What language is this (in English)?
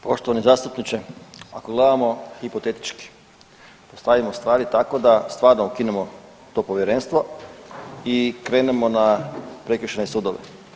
Croatian